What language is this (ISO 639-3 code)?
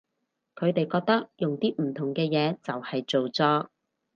yue